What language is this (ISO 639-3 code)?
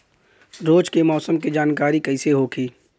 bho